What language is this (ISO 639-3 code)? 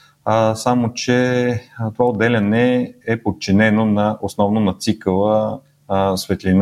bul